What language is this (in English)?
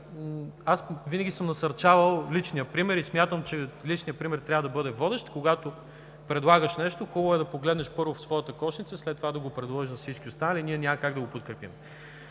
Bulgarian